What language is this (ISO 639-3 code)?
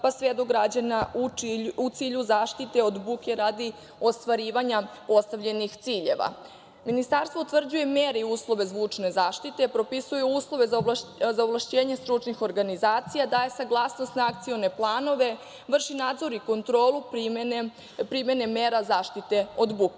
srp